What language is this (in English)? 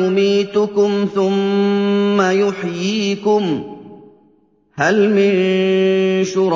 Arabic